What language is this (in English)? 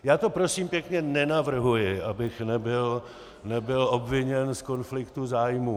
Czech